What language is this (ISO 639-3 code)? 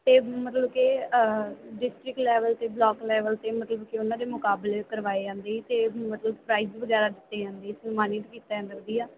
pan